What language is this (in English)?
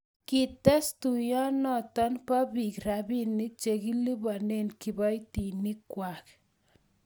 Kalenjin